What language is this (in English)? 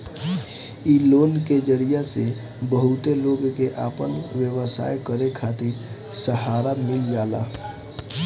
Bhojpuri